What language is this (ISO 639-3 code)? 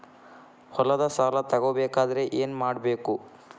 kan